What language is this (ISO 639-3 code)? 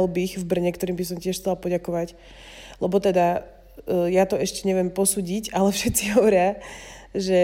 slk